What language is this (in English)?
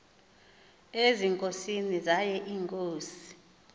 Xhosa